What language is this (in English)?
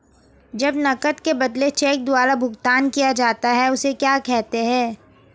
Hindi